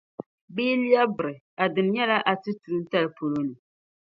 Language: Dagbani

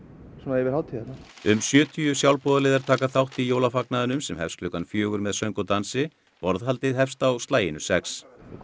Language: Icelandic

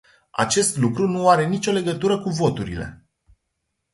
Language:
Romanian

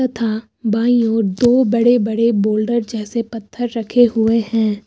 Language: Hindi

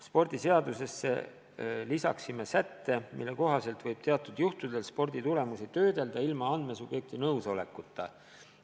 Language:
Estonian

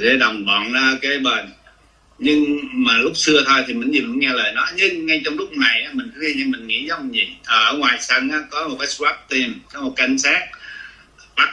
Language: Vietnamese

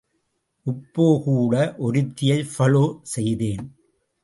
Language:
Tamil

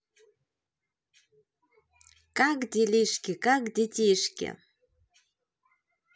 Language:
Russian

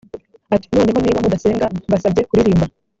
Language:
Kinyarwanda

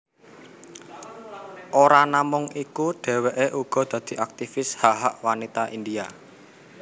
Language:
Javanese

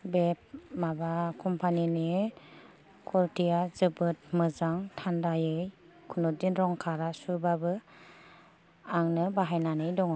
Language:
Bodo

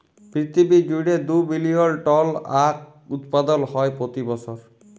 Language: Bangla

